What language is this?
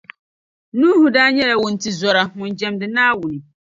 Dagbani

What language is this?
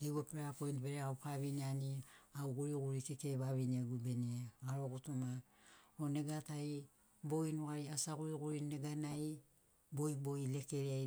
Sinaugoro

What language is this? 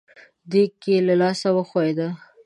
Pashto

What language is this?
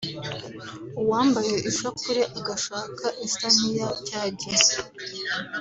Kinyarwanda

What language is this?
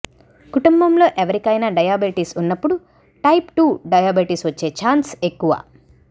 Telugu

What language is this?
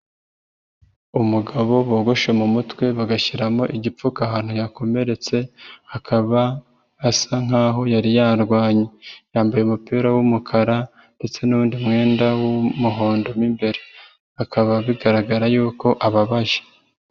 Kinyarwanda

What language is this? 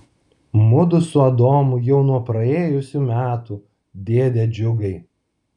Lithuanian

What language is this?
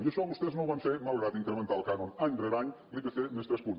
Catalan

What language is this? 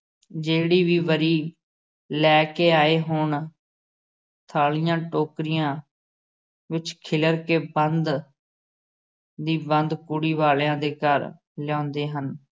Punjabi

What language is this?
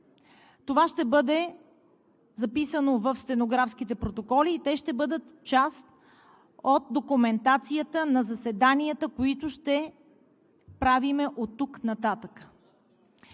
Bulgarian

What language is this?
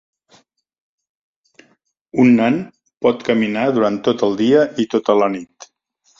Catalan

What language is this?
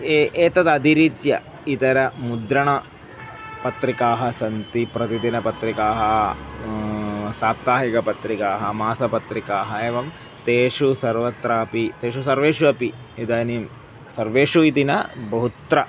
Sanskrit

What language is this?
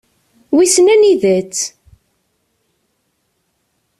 Kabyle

